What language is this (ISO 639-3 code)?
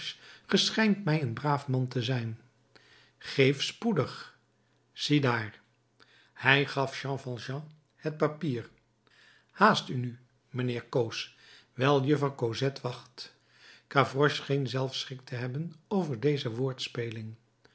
nld